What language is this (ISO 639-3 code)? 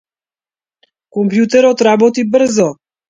mkd